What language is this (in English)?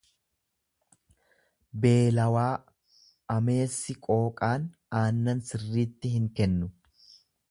Oromo